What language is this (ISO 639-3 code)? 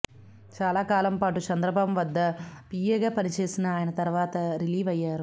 tel